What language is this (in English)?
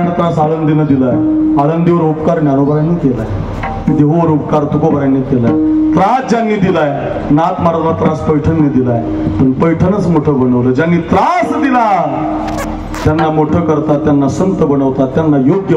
Marathi